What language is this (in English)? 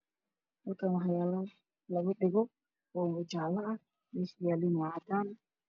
Somali